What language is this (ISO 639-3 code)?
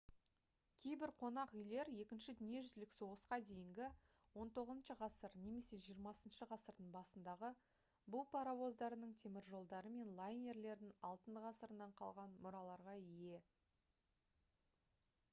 kaz